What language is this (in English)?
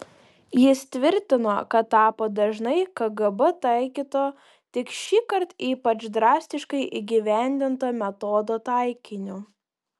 Lithuanian